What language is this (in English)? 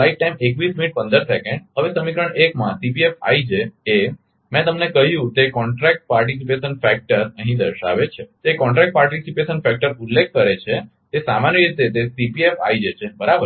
Gujarati